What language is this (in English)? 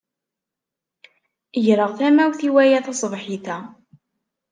Kabyle